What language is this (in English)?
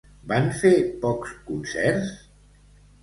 Catalan